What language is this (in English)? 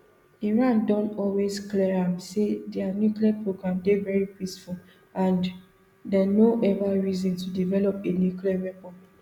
Nigerian Pidgin